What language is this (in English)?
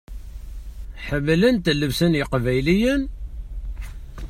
Kabyle